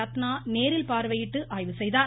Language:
Tamil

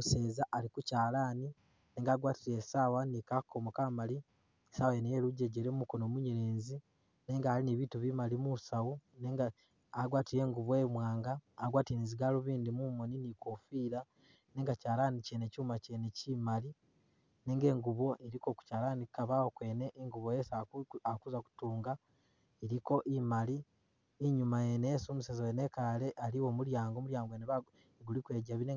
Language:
Masaaba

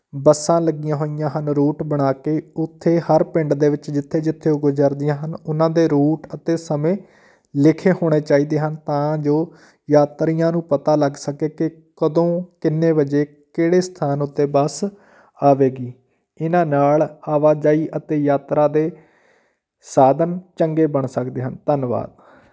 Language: Punjabi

